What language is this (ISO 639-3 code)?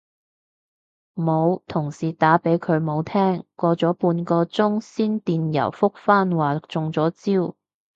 yue